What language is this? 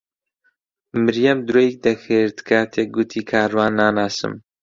Central Kurdish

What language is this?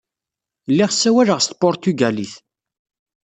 Kabyle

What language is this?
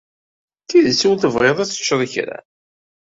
Kabyle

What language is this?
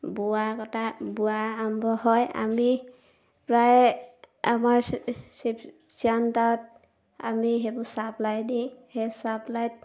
Assamese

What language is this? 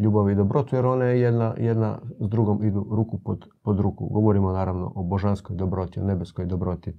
Croatian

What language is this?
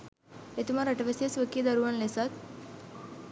Sinhala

